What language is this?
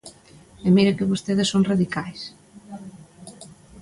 Galician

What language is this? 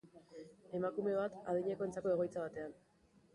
Basque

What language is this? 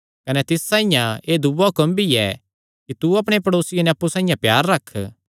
Kangri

